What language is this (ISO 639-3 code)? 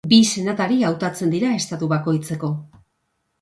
eus